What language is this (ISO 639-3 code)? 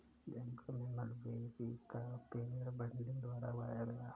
hin